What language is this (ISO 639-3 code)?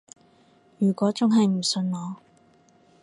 yue